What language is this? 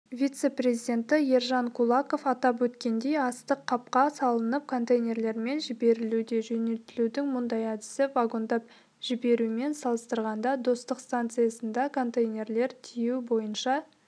Kazakh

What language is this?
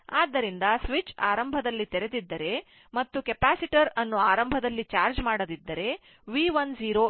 Kannada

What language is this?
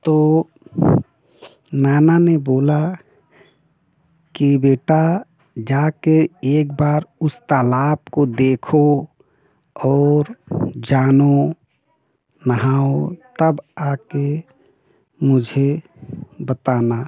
Hindi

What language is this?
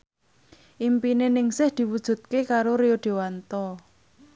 Javanese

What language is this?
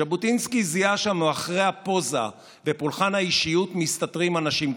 Hebrew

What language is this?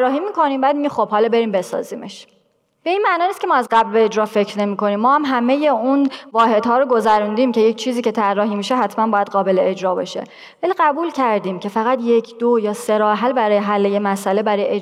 Persian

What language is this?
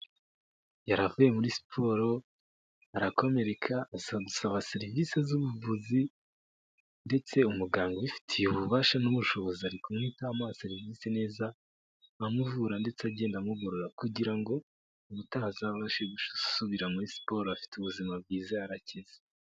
Kinyarwanda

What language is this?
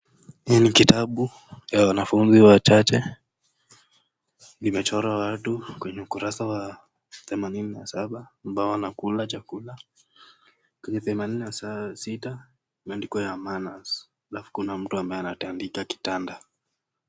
Swahili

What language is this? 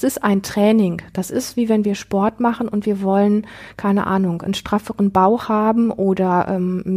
German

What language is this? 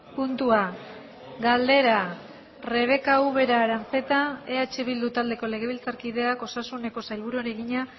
Basque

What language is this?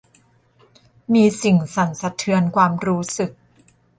Thai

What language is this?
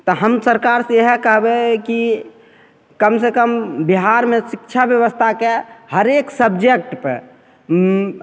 Maithili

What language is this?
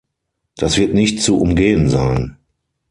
German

